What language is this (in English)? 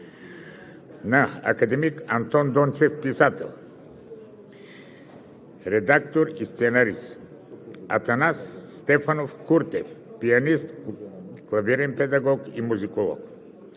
Bulgarian